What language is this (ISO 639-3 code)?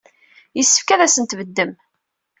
kab